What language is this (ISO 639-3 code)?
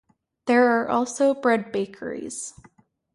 eng